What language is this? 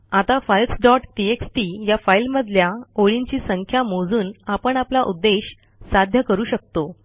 Marathi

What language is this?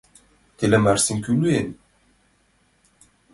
Mari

